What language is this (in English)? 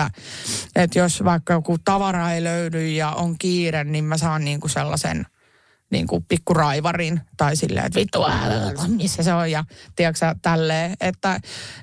Finnish